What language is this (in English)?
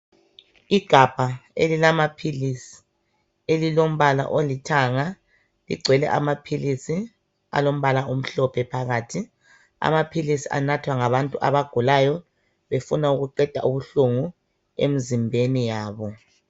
North Ndebele